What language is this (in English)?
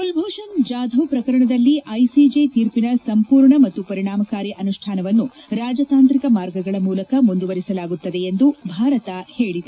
Kannada